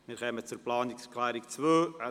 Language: Swiss German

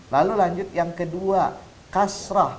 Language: Indonesian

